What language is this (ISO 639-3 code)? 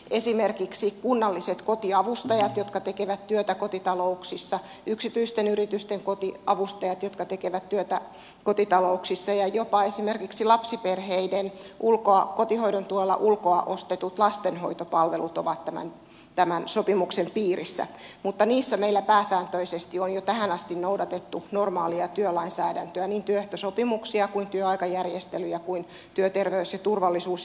fin